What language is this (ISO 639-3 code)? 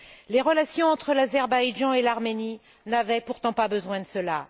fra